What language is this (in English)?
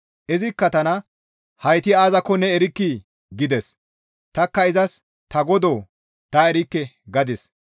Gamo